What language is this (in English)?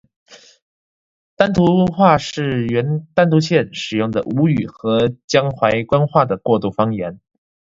Chinese